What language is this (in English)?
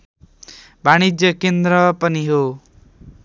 Nepali